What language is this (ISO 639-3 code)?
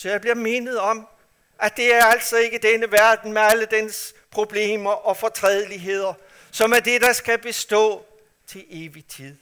dan